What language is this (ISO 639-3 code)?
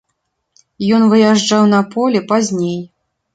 bel